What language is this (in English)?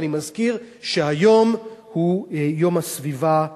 Hebrew